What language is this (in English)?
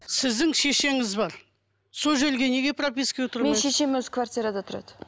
Kazakh